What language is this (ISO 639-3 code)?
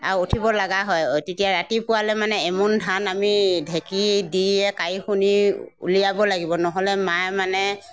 asm